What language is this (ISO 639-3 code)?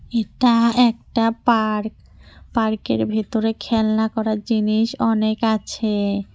ben